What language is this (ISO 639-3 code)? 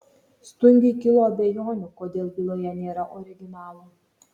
lit